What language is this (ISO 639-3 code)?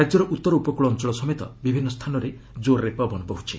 ori